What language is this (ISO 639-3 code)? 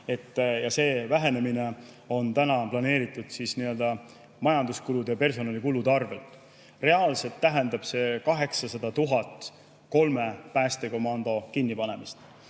est